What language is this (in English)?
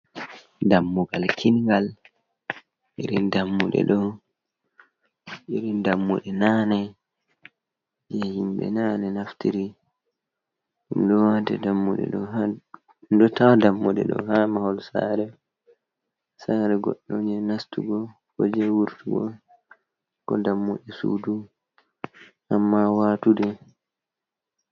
Fula